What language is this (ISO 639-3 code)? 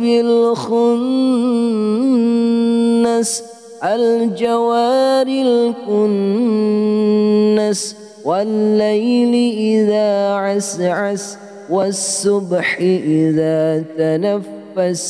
ara